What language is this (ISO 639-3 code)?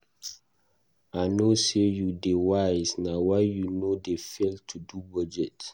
pcm